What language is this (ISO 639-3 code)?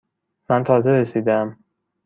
fas